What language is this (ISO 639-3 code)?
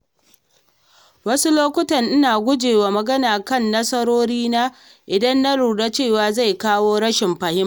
hau